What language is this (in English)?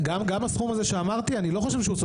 Hebrew